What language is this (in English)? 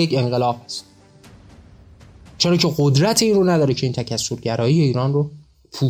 Persian